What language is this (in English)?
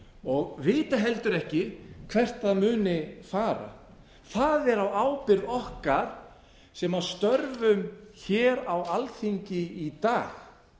Icelandic